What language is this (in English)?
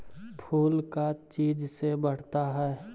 Magahi